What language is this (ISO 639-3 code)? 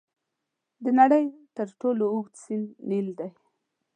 pus